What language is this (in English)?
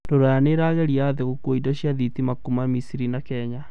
Kikuyu